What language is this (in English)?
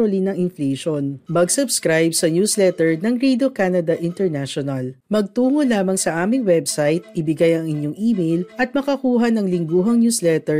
Filipino